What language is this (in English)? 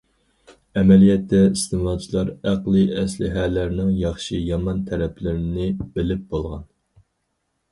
Uyghur